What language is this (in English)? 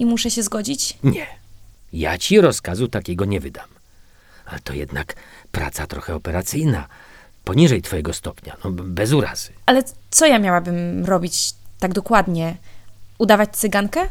Polish